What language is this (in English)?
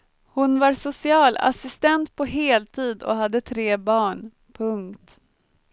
Swedish